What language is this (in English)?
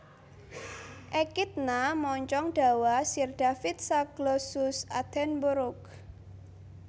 Javanese